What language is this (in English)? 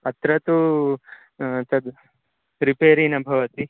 Sanskrit